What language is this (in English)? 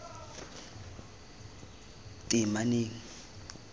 Tswana